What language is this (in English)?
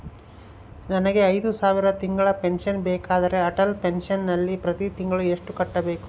Kannada